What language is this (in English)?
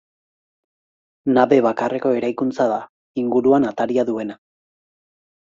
Basque